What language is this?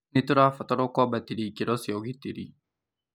Kikuyu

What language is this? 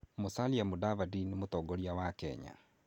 Kikuyu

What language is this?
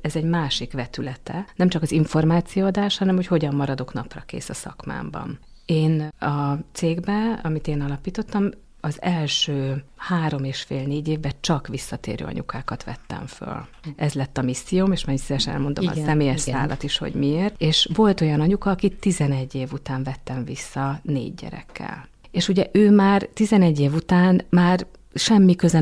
Hungarian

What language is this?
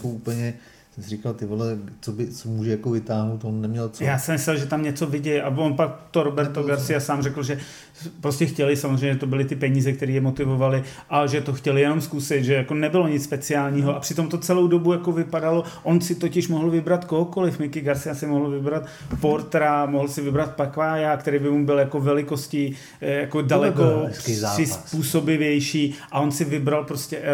Czech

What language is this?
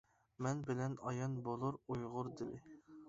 Uyghur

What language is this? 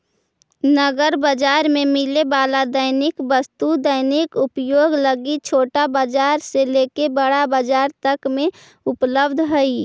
Magahi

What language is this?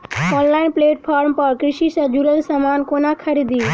Maithili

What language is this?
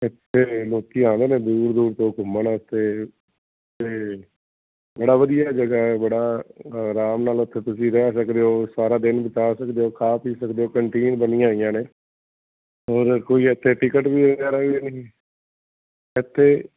Punjabi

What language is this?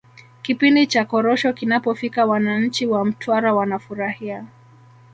Swahili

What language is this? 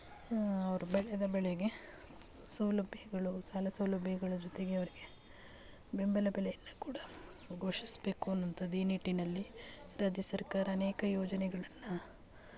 Kannada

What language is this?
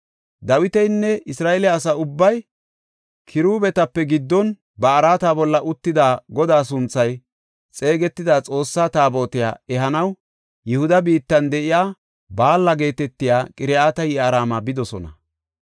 Gofa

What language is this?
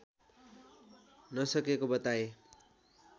Nepali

